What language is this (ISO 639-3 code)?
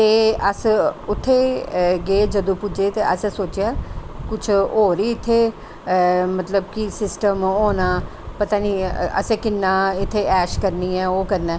doi